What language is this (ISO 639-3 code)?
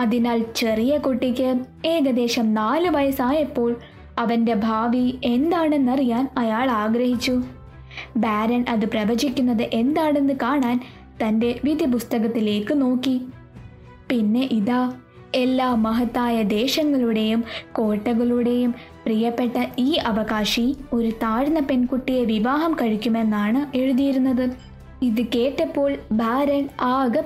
mal